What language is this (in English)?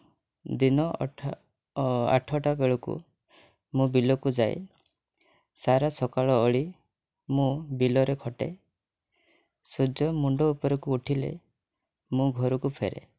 Odia